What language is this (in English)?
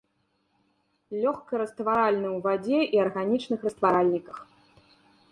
Belarusian